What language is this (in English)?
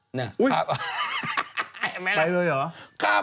Thai